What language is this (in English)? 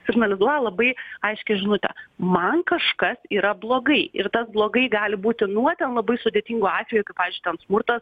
Lithuanian